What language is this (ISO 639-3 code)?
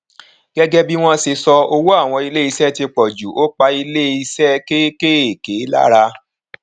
yor